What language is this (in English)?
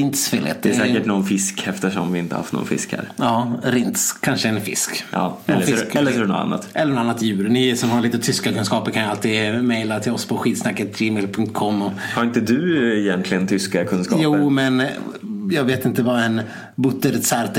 Swedish